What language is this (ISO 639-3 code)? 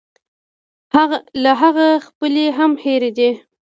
pus